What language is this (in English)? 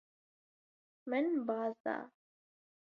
Kurdish